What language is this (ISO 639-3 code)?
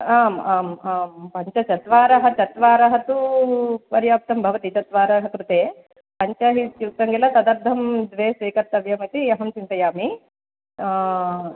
san